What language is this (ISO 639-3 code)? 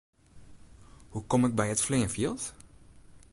fry